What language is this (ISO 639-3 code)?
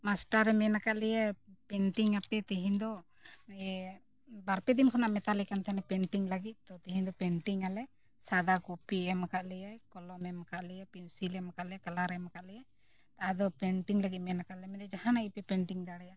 sat